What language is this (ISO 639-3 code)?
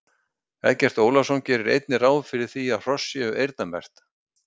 isl